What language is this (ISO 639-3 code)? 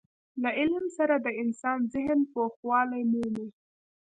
pus